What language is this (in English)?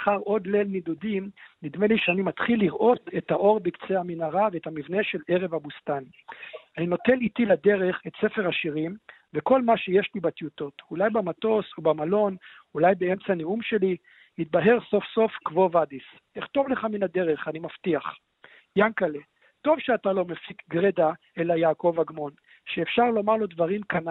Hebrew